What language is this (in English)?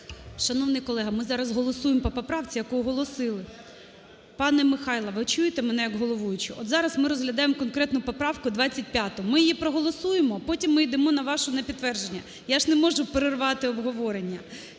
Ukrainian